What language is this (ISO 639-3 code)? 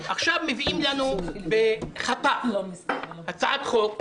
heb